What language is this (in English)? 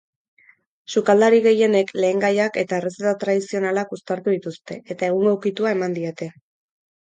Basque